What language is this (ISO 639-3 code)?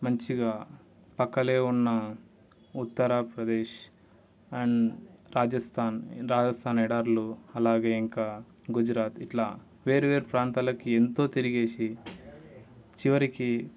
tel